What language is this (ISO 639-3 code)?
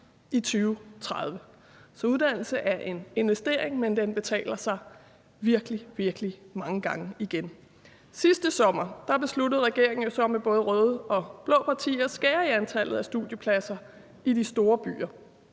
dan